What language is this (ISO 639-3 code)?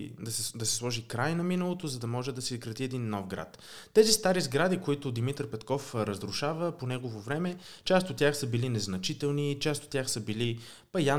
bul